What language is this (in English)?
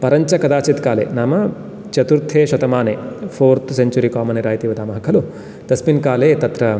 Sanskrit